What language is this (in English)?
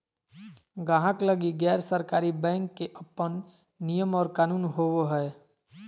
Magahi